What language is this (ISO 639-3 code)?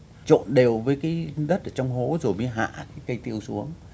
vie